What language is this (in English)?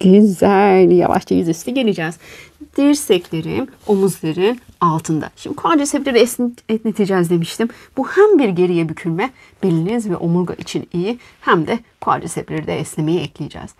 Turkish